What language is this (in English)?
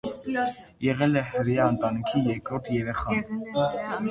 Armenian